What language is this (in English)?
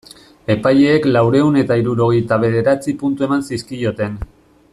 Basque